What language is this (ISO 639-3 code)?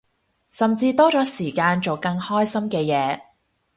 yue